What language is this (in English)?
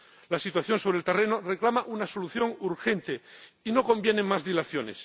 Spanish